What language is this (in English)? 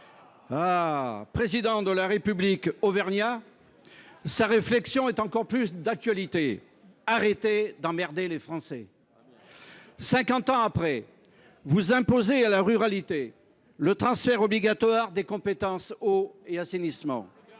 French